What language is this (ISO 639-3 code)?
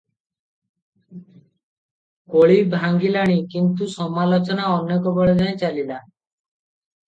ori